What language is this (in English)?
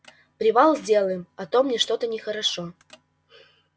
Russian